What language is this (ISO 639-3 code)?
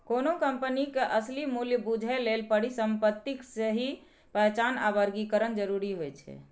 mai